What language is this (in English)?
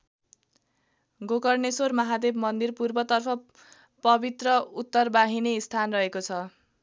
Nepali